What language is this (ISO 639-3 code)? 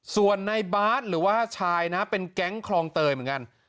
tha